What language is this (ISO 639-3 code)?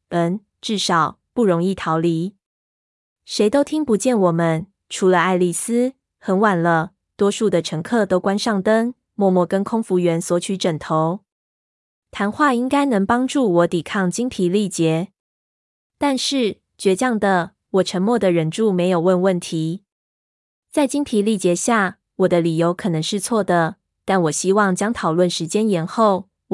zho